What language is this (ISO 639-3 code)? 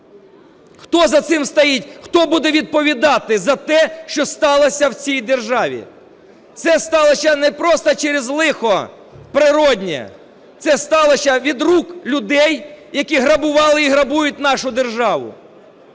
ukr